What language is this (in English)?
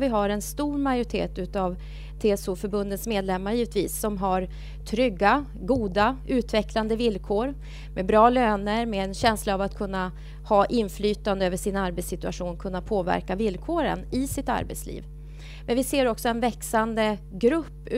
Swedish